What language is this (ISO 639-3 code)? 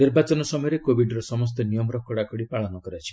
ori